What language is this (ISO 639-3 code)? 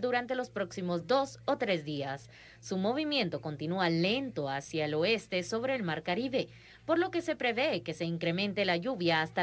spa